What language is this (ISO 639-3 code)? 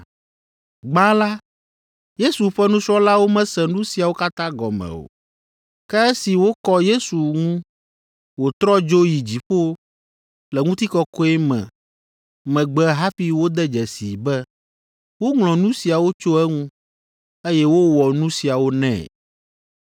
ewe